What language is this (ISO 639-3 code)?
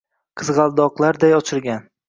uzb